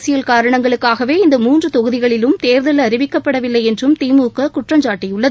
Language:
Tamil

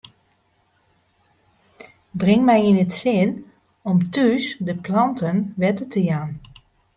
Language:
Western Frisian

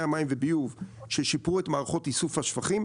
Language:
Hebrew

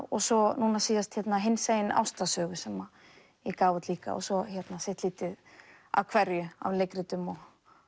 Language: Icelandic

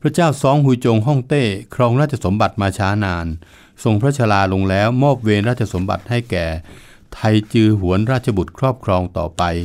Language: Thai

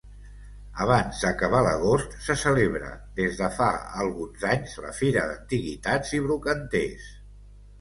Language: Catalan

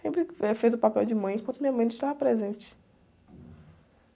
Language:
Portuguese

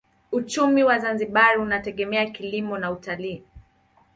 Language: Swahili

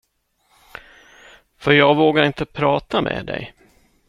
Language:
Swedish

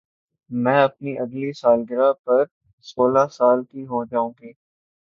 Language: Urdu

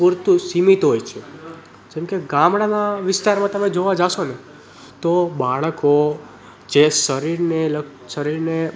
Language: Gujarati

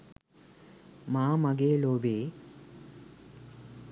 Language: Sinhala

